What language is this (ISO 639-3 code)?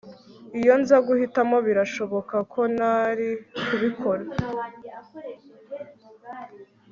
kin